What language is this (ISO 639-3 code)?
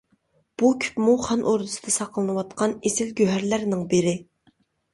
uig